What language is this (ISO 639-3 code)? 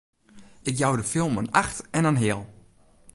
fry